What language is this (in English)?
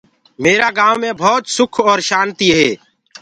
Gurgula